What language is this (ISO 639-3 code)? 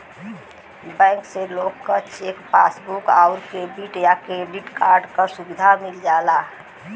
bho